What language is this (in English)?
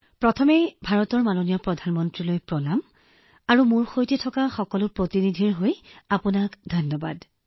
Assamese